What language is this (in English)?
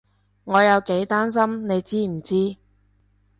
Cantonese